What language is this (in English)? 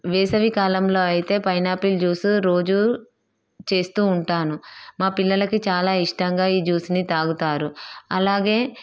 Telugu